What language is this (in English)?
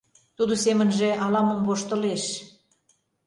Mari